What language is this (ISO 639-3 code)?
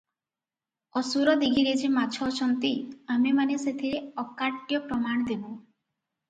ori